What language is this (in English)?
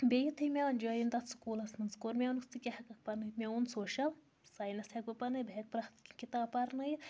Kashmiri